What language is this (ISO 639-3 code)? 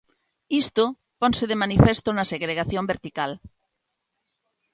glg